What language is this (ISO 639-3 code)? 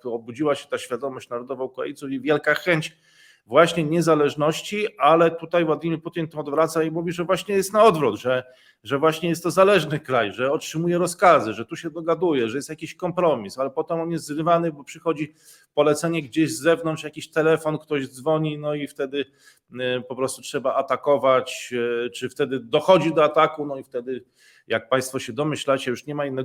pol